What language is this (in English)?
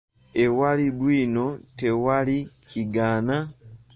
Ganda